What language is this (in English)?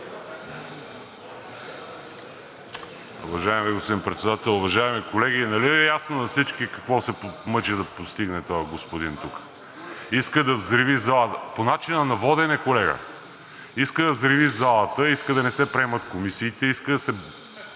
Bulgarian